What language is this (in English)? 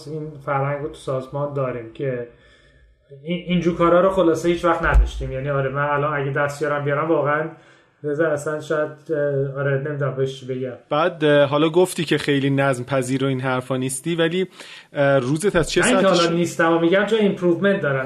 Persian